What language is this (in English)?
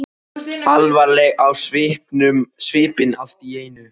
Icelandic